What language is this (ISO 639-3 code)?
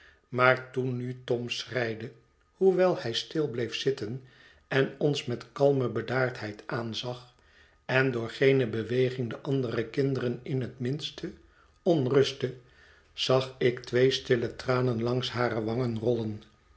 nld